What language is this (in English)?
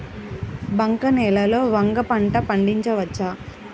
Telugu